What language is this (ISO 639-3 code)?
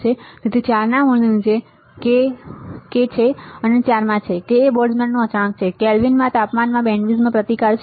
guj